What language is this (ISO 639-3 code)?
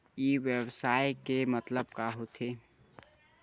hne